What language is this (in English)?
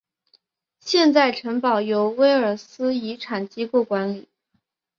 Chinese